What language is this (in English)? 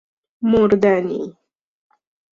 Persian